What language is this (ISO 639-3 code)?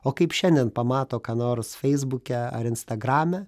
lit